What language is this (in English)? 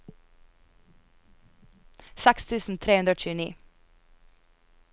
Norwegian